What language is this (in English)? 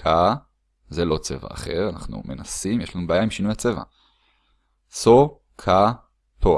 Hebrew